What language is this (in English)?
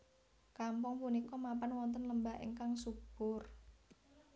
Javanese